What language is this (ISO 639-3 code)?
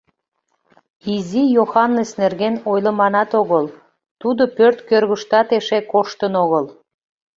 chm